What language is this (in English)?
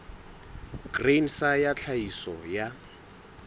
Southern Sotho